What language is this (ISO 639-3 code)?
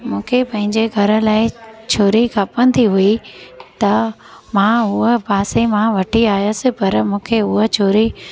snd